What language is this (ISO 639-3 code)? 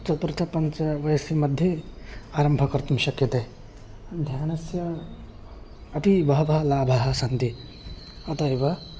san